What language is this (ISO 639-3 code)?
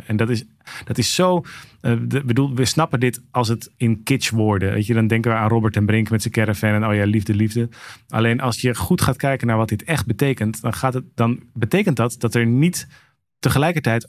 nld